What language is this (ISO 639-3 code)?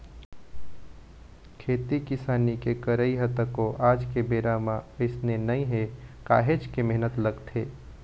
hne